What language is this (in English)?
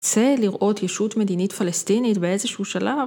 Hebrew